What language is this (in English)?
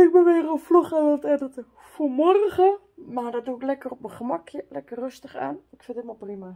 Dutch